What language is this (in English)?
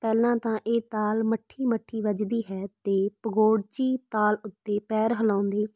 Punjabi